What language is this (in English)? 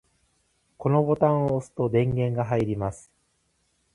Japanese